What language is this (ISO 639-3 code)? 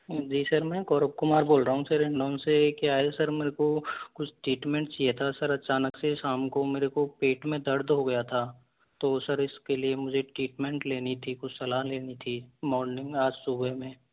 hin